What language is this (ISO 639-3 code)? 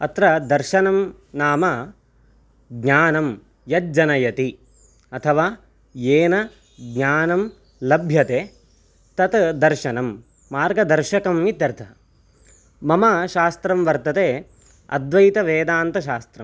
san